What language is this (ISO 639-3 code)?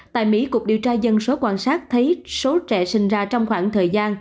vie